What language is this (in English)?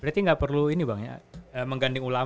Indonesian